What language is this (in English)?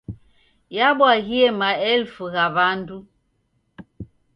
Taita